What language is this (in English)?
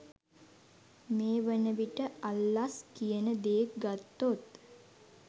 Sinhala